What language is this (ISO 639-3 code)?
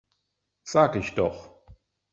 deu